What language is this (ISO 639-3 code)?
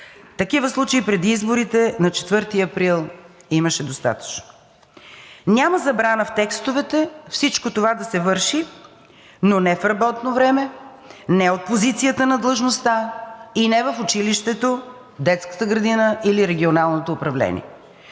bul